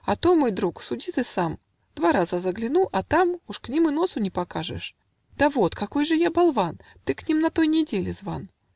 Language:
Russian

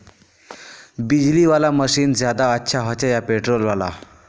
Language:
Magahi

